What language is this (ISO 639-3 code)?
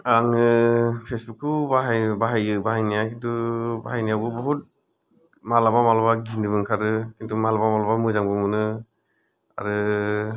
brx